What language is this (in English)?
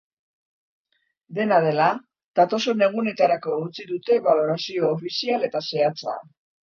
Basque